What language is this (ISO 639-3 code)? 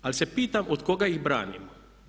hrv